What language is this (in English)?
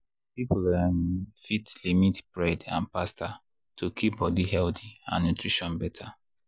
Nigerian Pidgin